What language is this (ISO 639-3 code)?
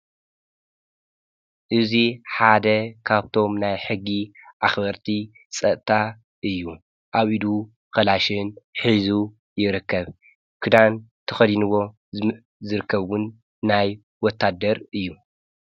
tir